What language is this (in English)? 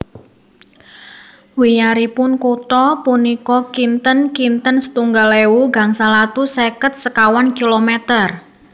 Javanese